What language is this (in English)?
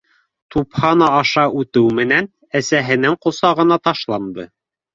Bashkir